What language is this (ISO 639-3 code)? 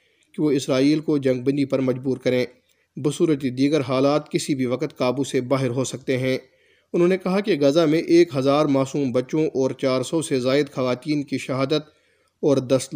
urd